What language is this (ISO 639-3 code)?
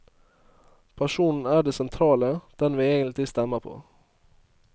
nor